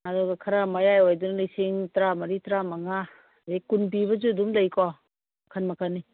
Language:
Manipuri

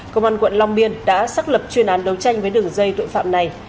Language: Vietnamese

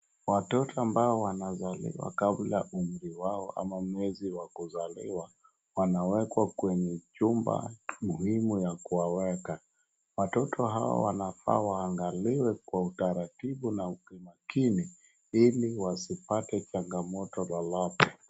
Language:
Swahili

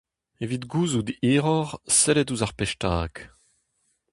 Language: Breton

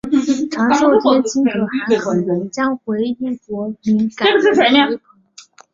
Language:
Chinese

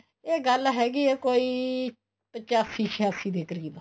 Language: Punjabi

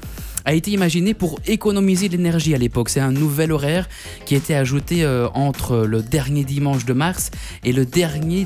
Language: French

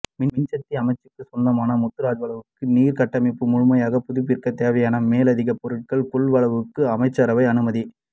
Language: Tamil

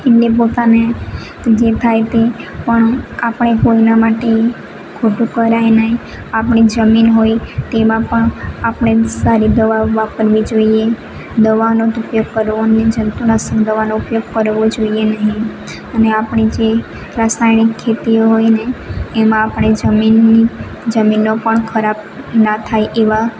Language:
Gujarati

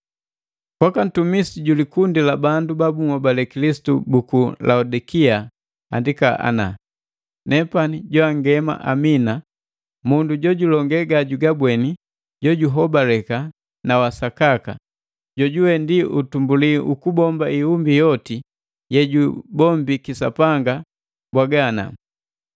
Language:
Matengo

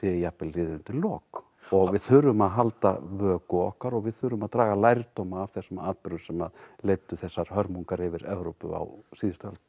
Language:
Icelandic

